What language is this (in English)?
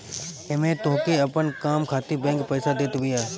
Bhojpuri